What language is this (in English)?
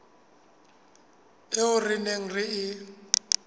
Southern Sotho